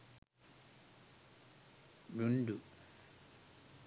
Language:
Sinhala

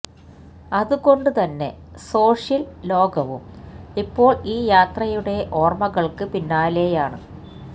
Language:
Malayalam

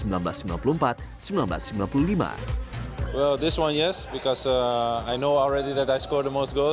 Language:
Indonesian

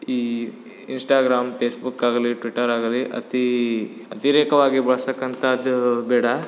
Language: Kannada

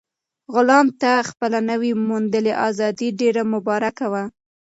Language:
Pashto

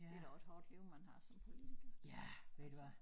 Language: Danish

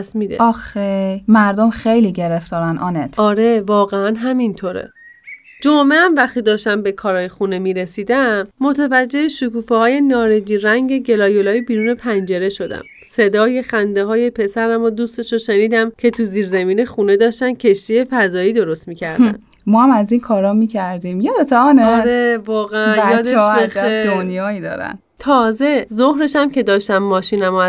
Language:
Persian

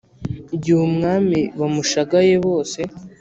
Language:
Kinyarwanda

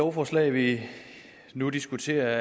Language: Danish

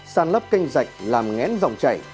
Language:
Vietnamese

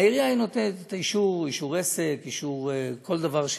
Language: Hebrew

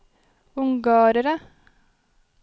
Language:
Norwegian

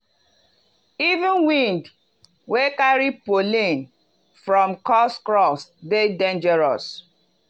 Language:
Nigerian Pidgin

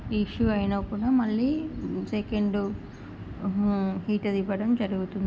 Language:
Telugu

